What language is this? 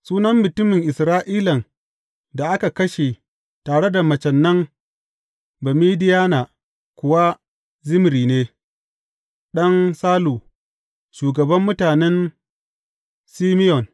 Hausa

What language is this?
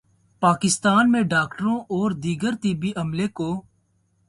Urdu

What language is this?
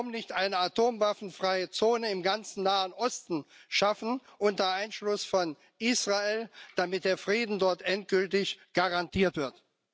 German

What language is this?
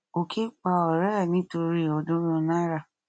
Yoruba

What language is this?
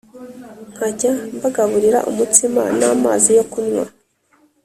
Kinyarwanda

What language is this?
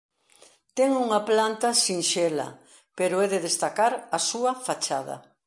Galician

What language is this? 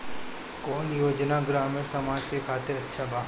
Bhojpuri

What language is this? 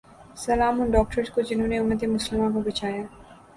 Urdu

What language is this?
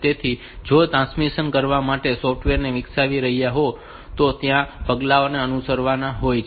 Gujarati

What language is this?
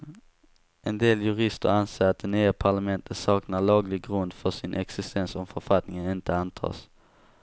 Swedish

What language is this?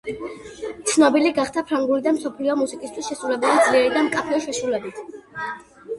Georgian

